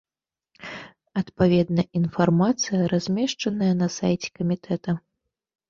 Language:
Belarusian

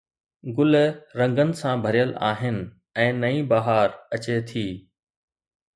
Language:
Sindhi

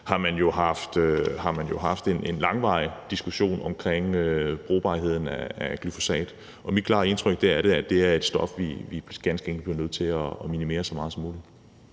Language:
Danish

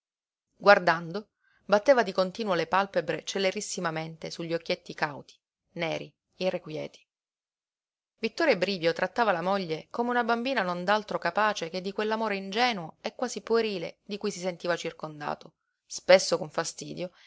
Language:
Italian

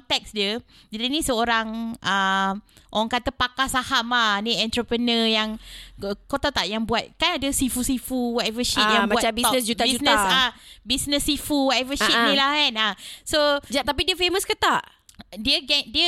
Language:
Malay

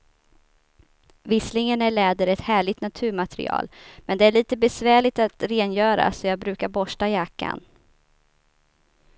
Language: Swedish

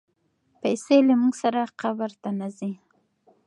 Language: Pashto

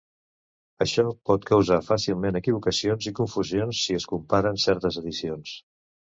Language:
Catalan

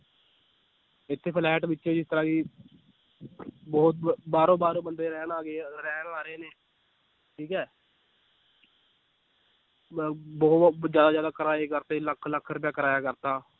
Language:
Punjabi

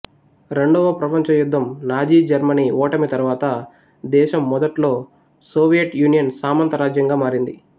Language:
Telugu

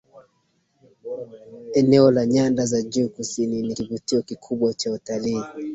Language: Swahili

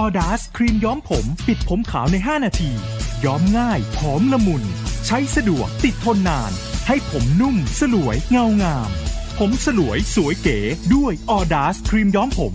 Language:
Thai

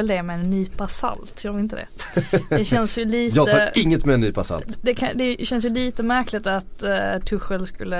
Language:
Swedish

